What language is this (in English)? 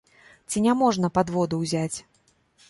Belarusian